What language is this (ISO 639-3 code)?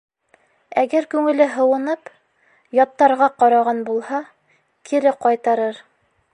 bak